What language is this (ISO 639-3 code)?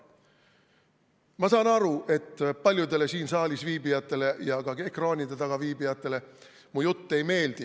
est